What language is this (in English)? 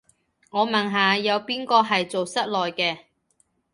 Cantonese